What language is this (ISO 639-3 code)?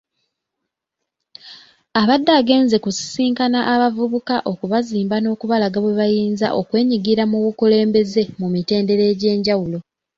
lug